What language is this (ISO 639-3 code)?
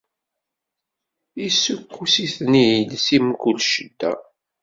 kab